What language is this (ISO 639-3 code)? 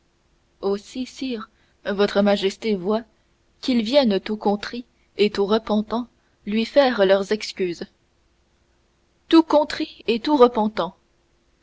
fra